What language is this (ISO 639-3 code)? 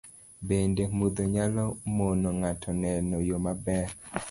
luo